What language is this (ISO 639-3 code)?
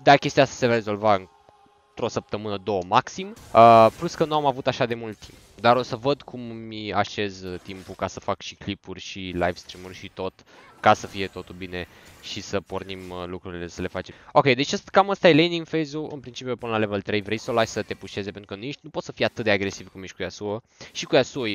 ron